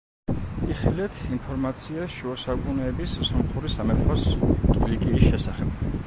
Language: Georgian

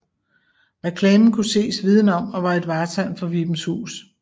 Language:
Danish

